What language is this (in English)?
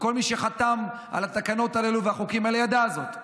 Hebrew